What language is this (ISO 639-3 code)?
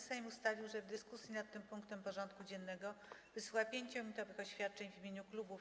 pol